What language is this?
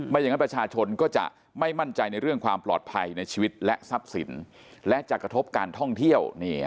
Thai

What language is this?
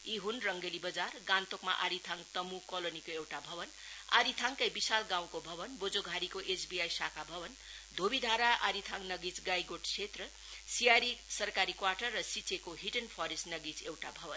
Nepali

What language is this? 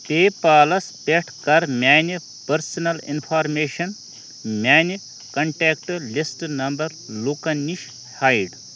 Kashmiri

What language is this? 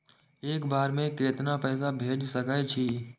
Maithili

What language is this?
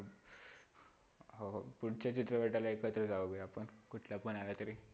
Marathi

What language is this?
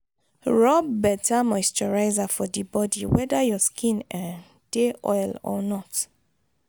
Nigerian Pidgin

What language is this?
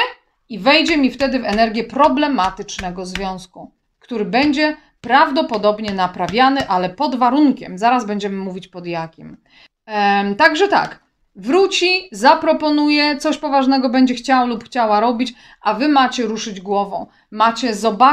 Polish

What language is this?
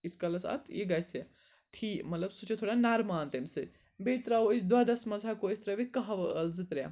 Kashmiri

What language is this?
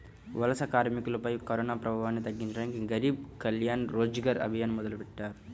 Telugu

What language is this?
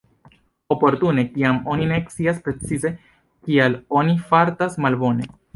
Esperanto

